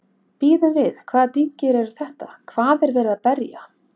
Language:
Icelandic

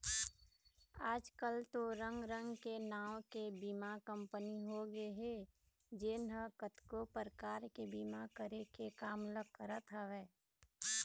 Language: Chhattisgarhi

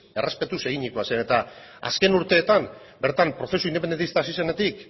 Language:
Basque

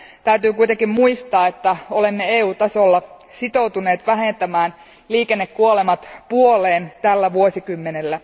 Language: Finnish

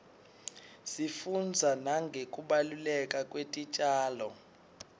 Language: Swati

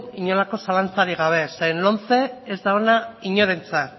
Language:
Basque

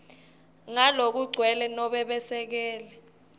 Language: Swati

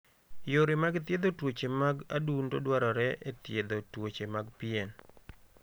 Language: Luo (Kenya and Tanzania)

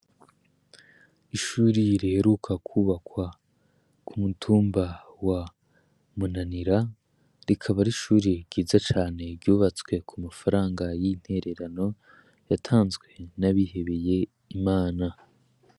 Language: Rundi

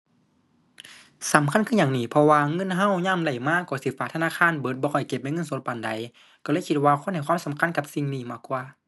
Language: Thai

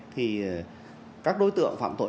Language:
Vietnamese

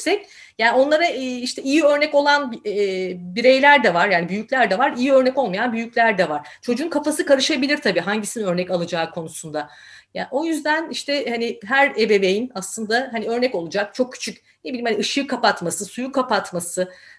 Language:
Turkish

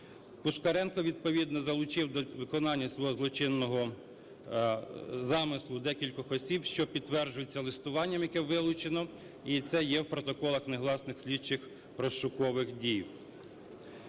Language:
Ukrainian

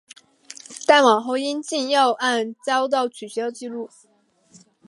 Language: Chinese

